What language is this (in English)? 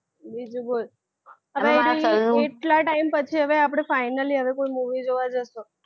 Gujarati